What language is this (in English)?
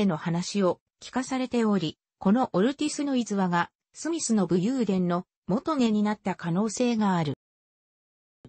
Japanese